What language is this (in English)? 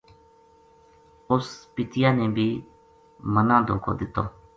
Gujari